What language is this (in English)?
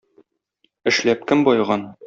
Tatar